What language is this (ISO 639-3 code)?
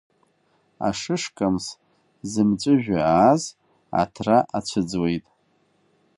abk